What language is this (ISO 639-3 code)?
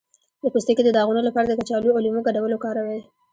pus